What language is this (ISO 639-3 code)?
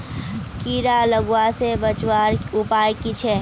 mag